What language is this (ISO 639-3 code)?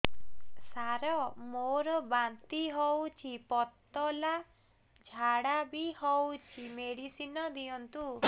ori